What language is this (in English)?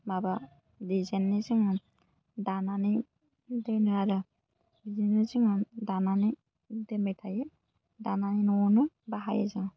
Bodo